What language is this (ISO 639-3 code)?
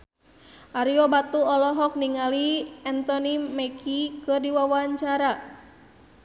sun